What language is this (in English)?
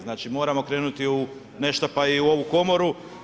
Croatian